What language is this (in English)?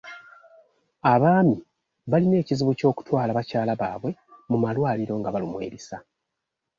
Ganda